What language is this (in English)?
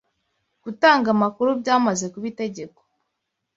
Kinyarwanda